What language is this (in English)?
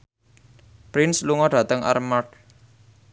Javanese